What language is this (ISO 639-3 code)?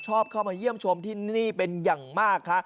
tha